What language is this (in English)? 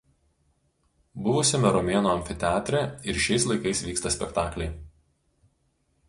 Lithuanian